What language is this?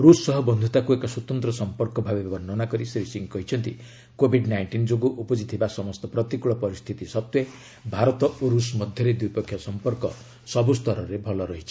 Odia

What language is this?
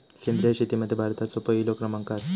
Marathi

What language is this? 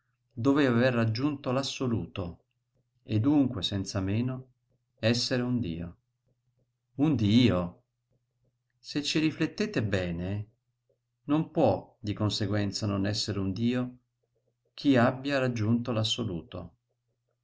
Italian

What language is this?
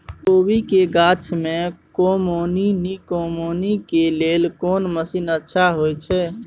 Maithili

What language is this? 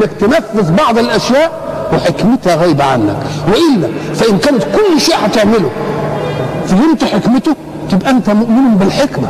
Arabic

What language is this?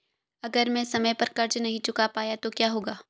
Hindi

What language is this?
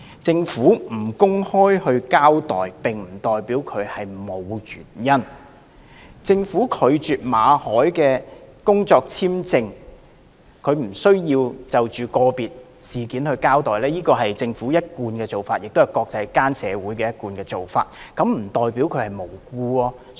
Cantonese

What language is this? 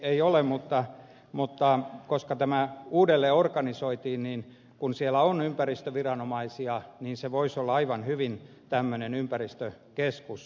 Finnish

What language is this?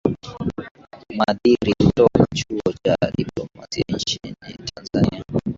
Swahili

